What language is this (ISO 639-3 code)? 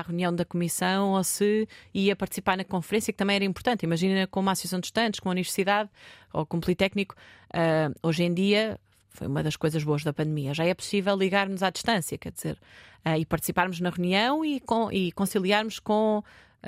por